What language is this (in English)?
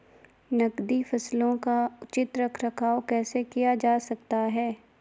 Hindi